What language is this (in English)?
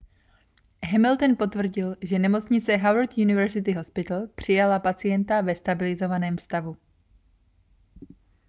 Czech